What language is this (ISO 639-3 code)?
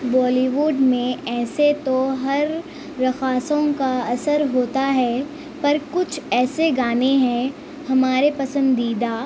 urd